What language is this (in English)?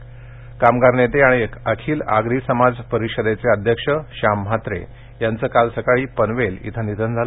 Marathi